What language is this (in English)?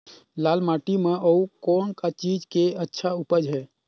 Chhattisgarhi